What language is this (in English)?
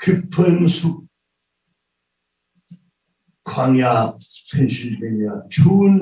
Korean